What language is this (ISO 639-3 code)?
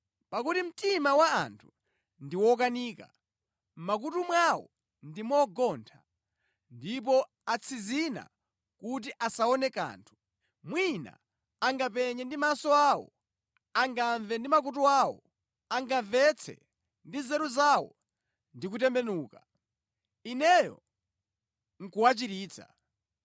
nya